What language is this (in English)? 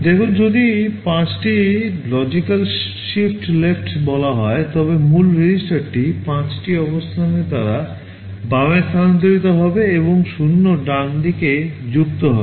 Bangla